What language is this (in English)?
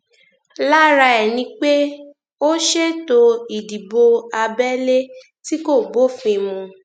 Yoruba